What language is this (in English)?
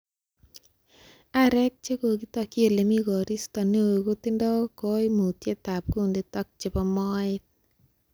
Kalenjin